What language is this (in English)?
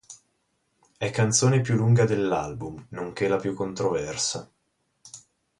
Italian